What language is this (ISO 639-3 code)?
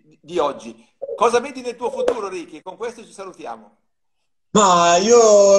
ita